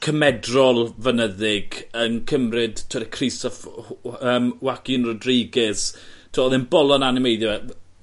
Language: Welsh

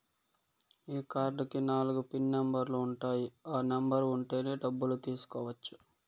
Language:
Telugu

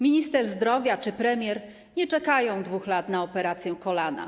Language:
Polish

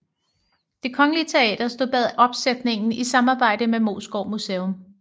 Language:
Danish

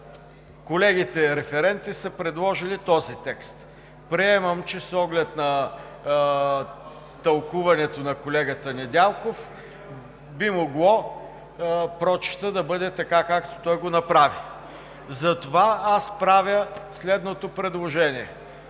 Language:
Bulgarian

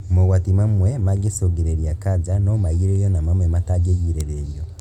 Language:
Kikuyu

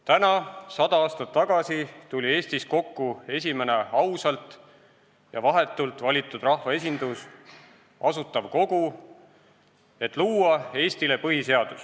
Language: Estonian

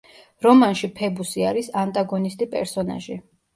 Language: Georgian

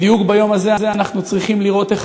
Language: Hebrew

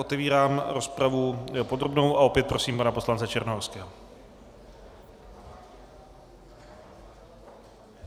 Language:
Czech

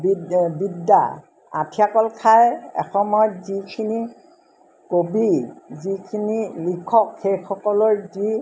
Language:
Assamese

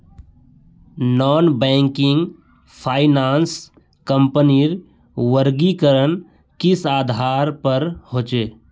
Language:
Magahi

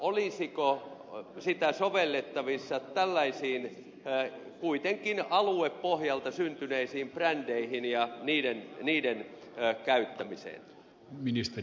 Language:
Finnish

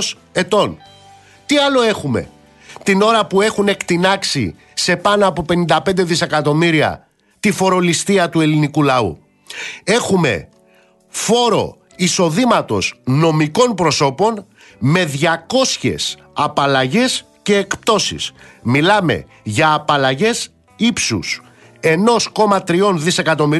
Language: Greek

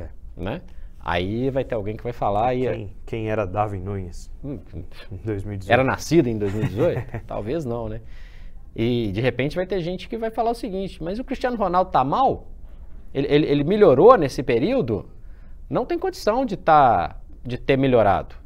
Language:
Portuguese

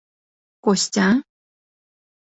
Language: Mari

